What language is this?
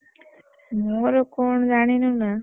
Odia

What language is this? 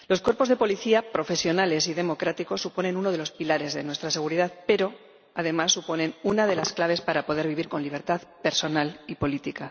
Spanish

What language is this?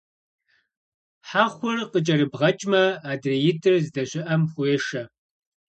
Kabardian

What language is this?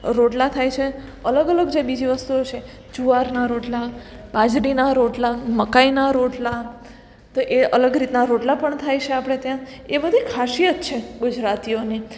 Gujarati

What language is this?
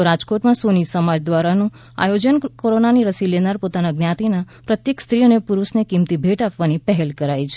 Gujarati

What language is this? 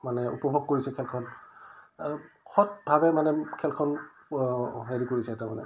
Assamese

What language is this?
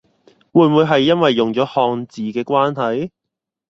Cantonese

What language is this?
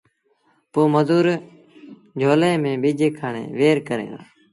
Sindhi Bhil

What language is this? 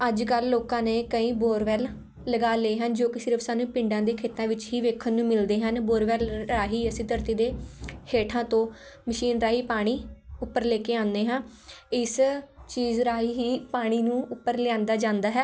Punjabi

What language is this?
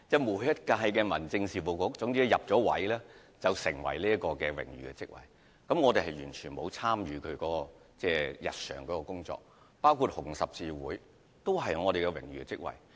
Cantonese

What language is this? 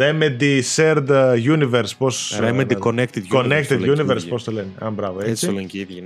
Greek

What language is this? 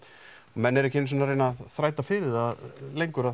Icelandic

